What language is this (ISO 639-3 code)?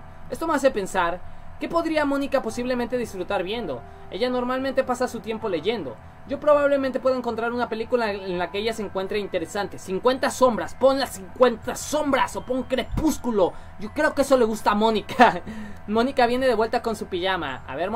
spa